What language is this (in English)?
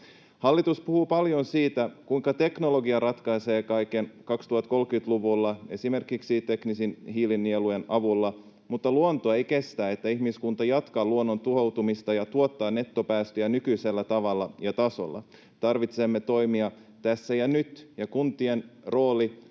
Finnish